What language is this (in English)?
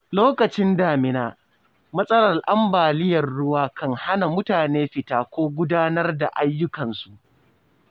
Hausa